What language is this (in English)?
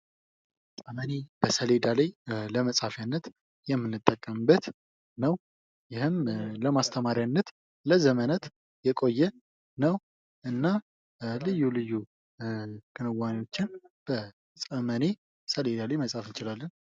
Amharic